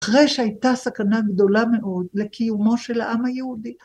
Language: Hebrew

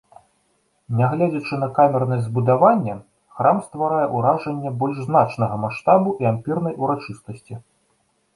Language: Belarusian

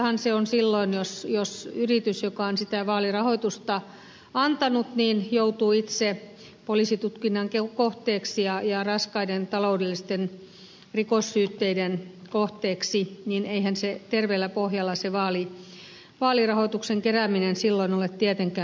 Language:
Finnish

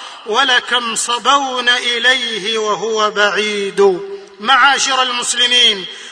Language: Arabic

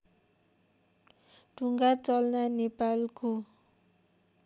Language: Nepali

